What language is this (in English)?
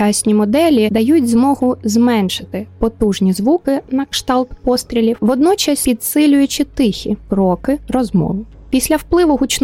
Ukrainian